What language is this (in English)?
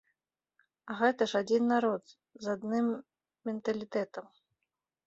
Belarusian